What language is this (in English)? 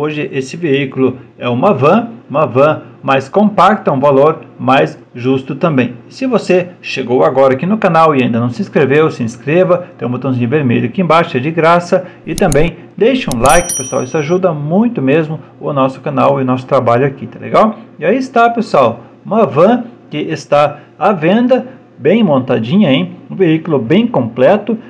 Portuguese